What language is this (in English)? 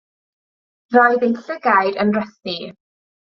Welsh